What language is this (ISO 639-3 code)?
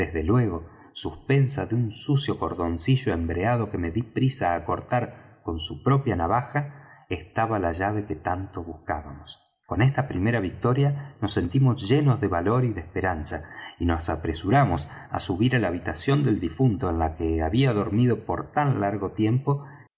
spa